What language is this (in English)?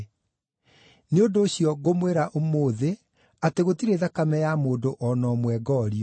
Kikuyu